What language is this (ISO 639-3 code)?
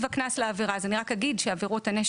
heb